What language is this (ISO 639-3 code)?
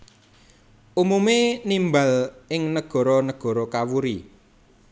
jav